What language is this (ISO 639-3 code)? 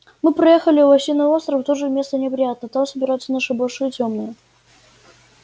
rus